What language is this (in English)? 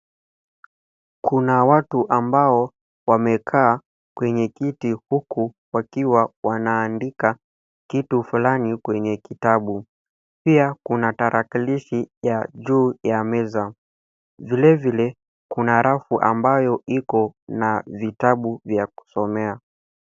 Swahili